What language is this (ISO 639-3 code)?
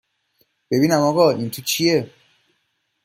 fas